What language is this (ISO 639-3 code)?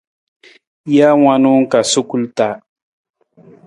nmz